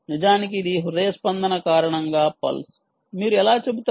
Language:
Telugu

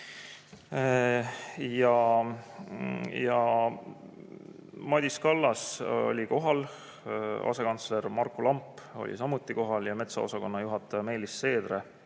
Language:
Estonian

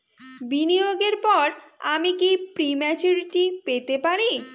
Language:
Bangla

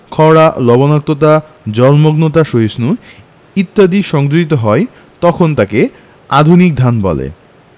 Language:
Bangla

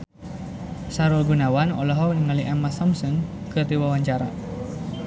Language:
Sundanese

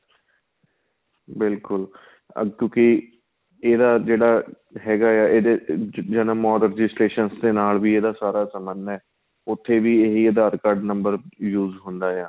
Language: Punjabi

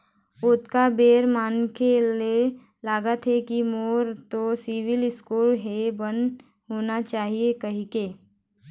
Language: Chhattisgarhi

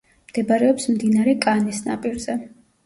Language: Georgian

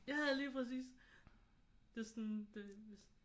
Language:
Danish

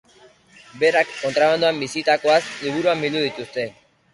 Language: Basque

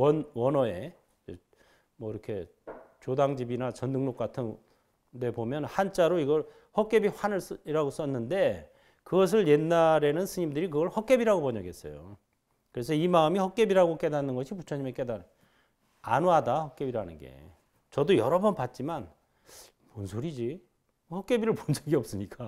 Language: Korean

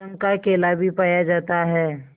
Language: Hindi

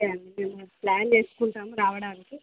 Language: Telugu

